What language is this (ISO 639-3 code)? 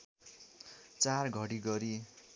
nep